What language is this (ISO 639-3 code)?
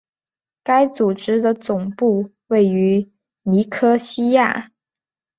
zho